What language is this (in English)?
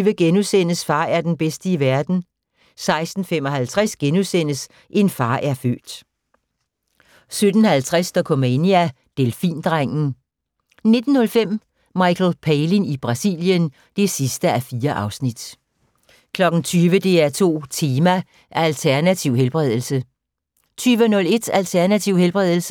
Danish